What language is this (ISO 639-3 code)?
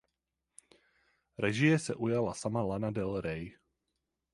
ces